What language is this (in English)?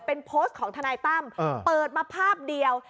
Thai